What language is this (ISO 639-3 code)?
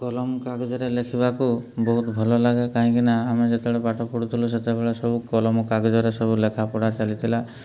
ori